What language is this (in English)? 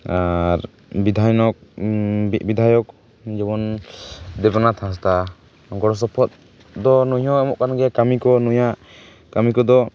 Santali